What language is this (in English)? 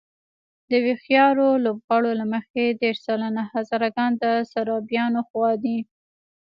Pashto